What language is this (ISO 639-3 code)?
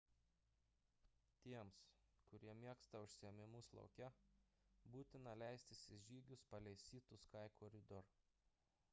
lit